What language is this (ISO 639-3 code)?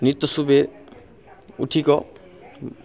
mai